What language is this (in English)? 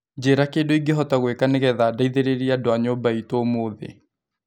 Kikuyu